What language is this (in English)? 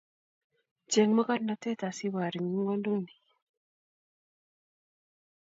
Kalenjin